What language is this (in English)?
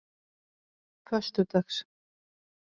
Icelandic